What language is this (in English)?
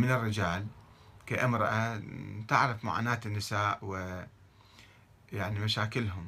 Arabic